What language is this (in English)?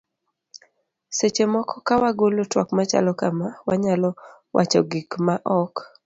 Luo (Kenya and Tanzania)